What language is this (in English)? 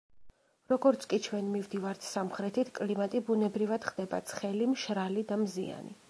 Georgian